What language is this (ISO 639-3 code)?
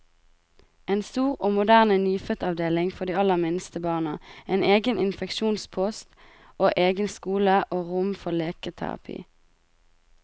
nor